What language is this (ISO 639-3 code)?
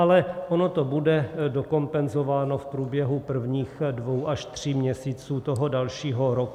ces